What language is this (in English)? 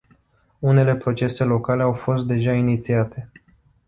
Romanian